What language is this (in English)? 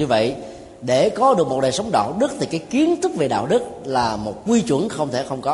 Vietnamese